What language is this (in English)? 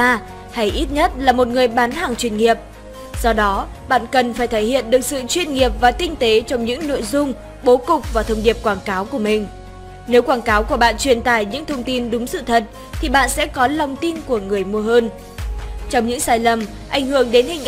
Vietnamese